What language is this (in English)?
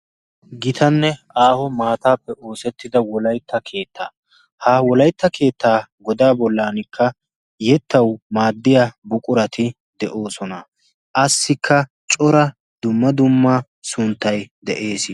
Wolaytta